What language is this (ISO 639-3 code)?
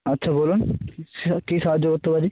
ben